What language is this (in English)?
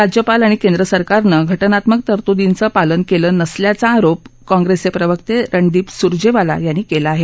Marathi